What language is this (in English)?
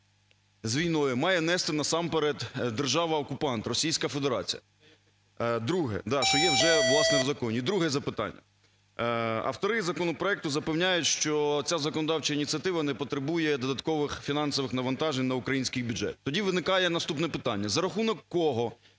Ukrainian